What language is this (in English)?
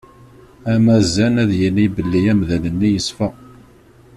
Kabyle